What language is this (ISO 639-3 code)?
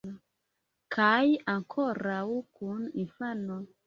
epo